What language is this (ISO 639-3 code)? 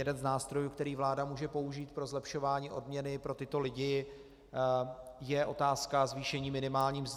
ces